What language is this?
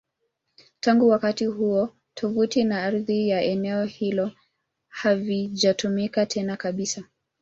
Swahili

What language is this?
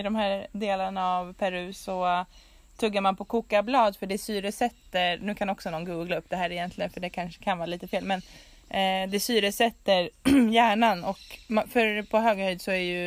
Swedish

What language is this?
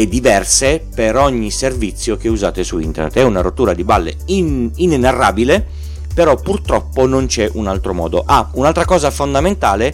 Italian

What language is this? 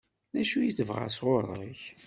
Kabyle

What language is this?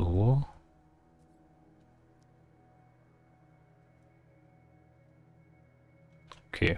German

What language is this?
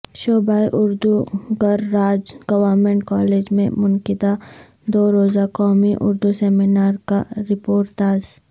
Urdu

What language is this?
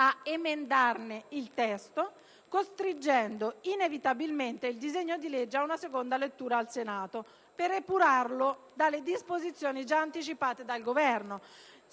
Italian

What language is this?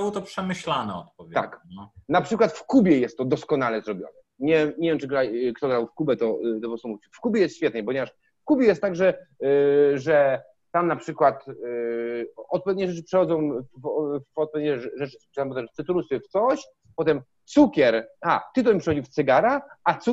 Polish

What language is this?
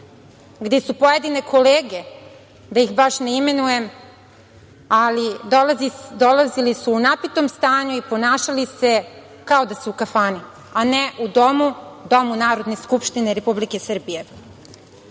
Serbian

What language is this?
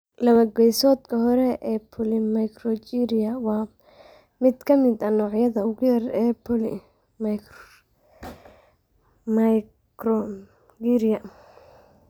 Somali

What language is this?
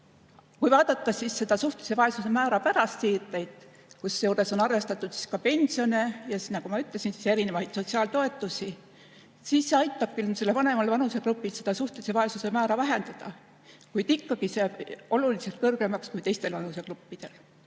Estonian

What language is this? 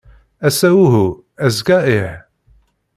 Kabyle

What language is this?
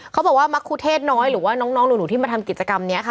Thai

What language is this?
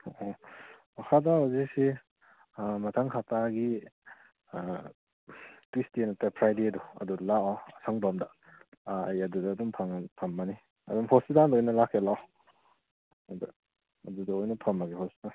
Manipuri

